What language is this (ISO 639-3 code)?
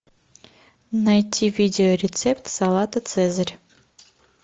rus